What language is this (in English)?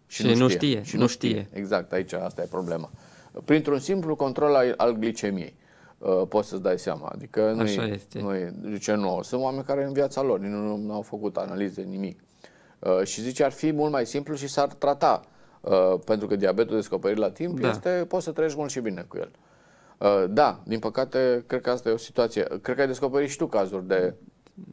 Romanian